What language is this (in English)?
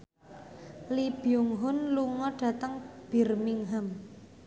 Javanese